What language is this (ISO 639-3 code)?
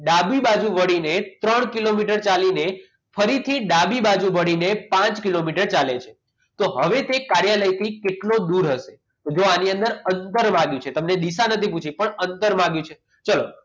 guj